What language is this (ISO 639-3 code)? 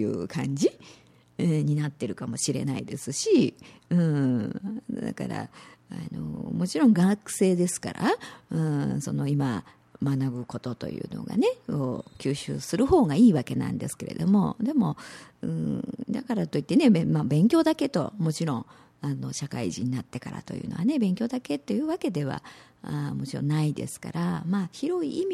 jpn